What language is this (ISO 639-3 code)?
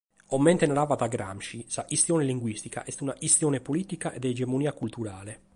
srd